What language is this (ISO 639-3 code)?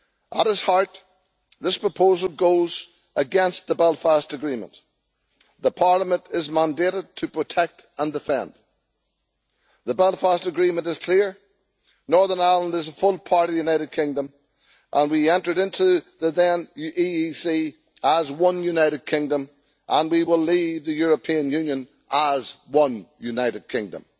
eng